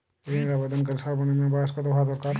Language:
Bangla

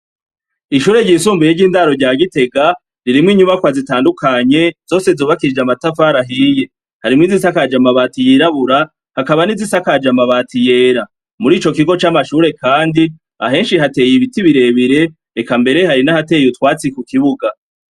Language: Rundi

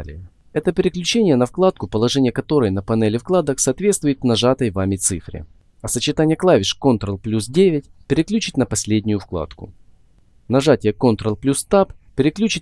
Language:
Russian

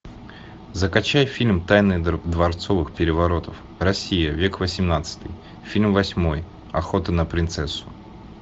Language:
Russian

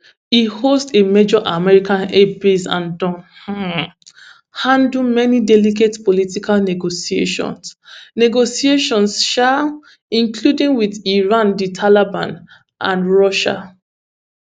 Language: Nigerian Pidgin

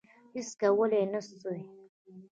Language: Pashto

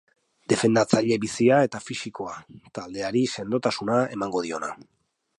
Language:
Basque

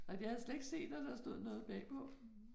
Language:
Danish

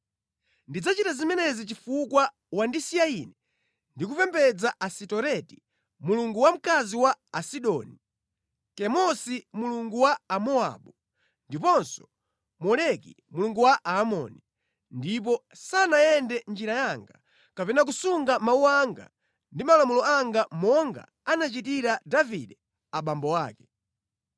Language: Nyanja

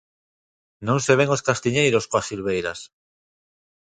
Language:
Galician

